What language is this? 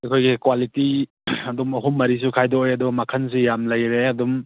Manipuri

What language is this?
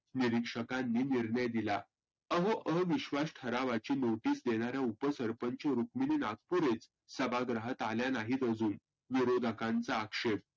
Marathi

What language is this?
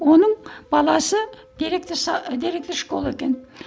Kazakh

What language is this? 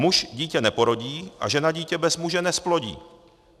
Czech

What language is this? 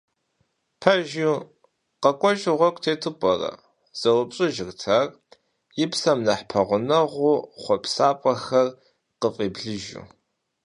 Kabardian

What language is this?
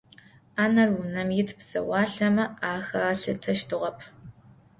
Adyghe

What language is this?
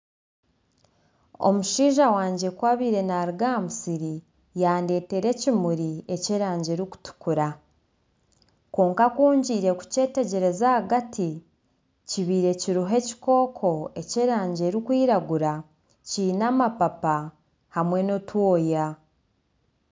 Nyankole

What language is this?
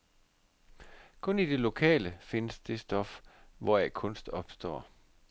Danish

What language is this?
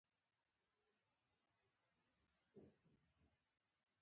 Pashto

